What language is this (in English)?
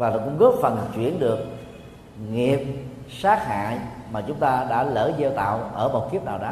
Vietnamese